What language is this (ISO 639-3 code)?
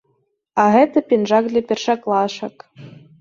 bel